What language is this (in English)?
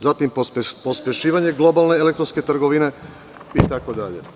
Serbian